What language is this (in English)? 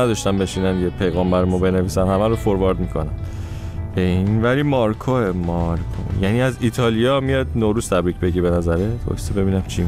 Persian